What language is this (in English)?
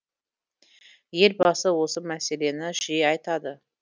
Kazakh